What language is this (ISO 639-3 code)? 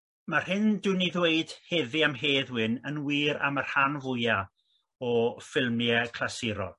cym